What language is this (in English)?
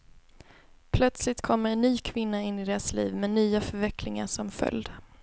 Swedish